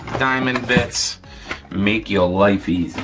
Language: English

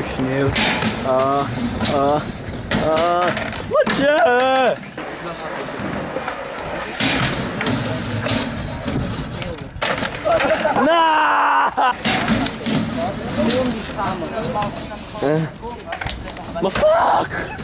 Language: Dutch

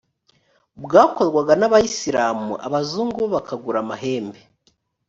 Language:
Kinyarwanda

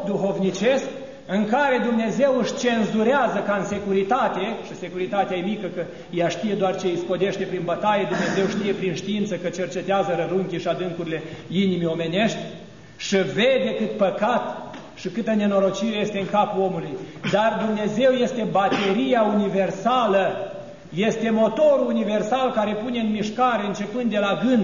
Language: Romanian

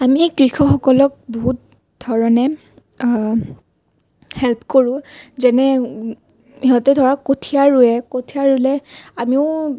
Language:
Assamese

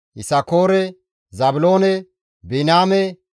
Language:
Gamo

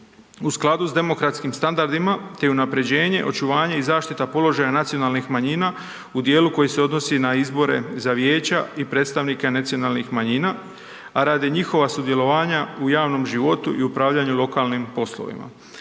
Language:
Croatian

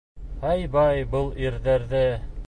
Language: Bashkir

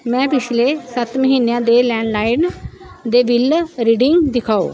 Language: Punjabi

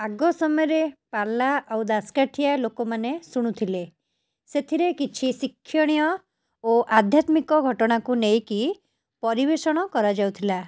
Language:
Odia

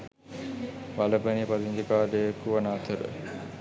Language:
Sinhala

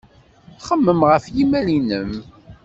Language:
Kabyle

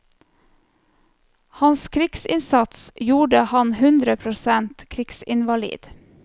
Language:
Norwegian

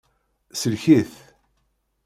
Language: Kabyle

